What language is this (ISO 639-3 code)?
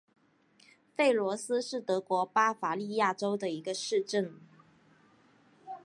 zho